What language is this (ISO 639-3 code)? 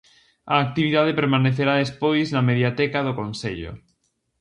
glg